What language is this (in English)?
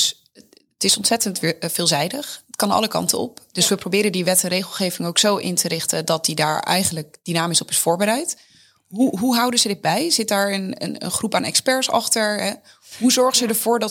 Dutch